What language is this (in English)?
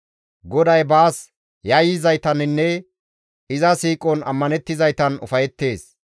Gamo